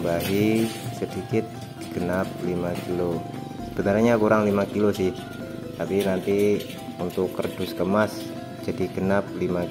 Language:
Indonesian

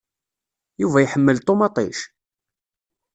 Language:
Kabyle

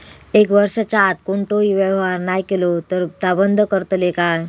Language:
Marathi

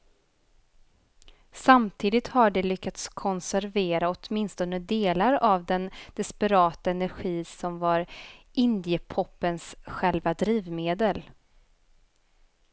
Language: Swedish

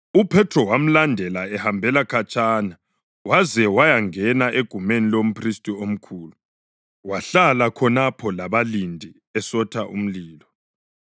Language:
North Ndebele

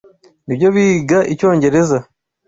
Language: Kinyarwanda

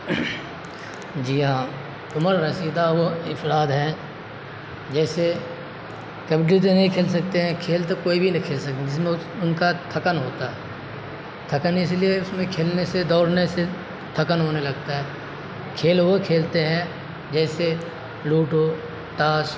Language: Urdu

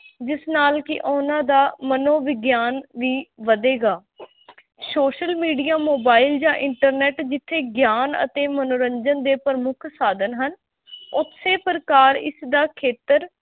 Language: Punjabi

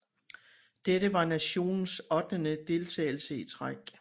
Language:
Danish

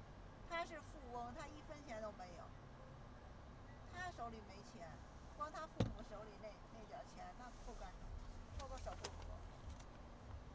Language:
Chinese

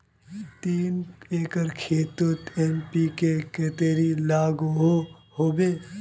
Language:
Magahi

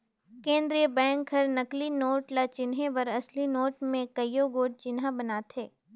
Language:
Chhattisgarhi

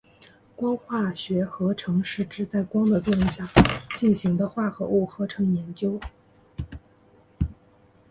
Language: Chinese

